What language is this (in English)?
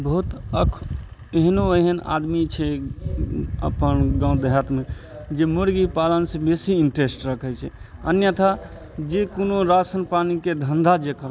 Maithili